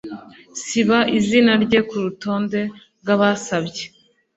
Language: Kinyarwanda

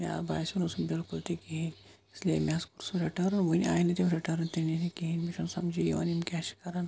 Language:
Kashmiri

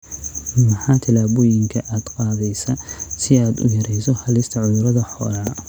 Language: Somali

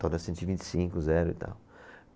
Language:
Portuguese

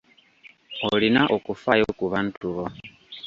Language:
Ganda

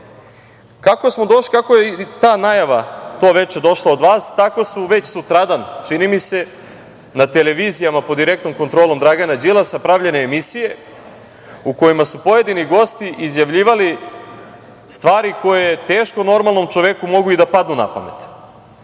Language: Serbian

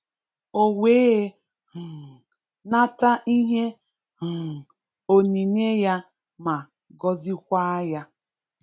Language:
Igbo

